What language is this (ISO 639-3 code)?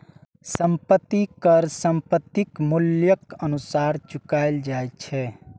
mai